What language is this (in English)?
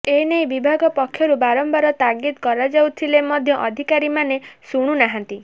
Odia